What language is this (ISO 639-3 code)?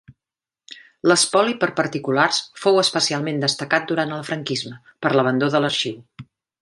cat